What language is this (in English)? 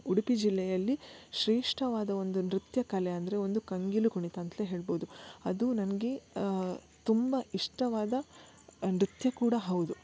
Kannada